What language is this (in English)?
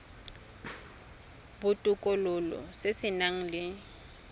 Tswana